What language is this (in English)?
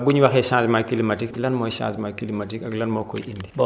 Wolof